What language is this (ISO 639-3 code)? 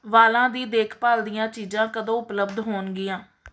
pan